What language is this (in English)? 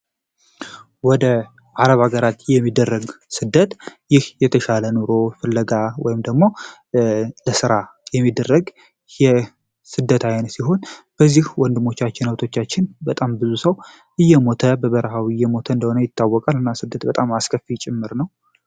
Amharic